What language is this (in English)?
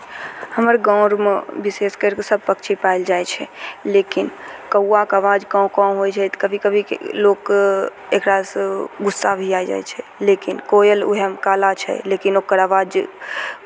Maithili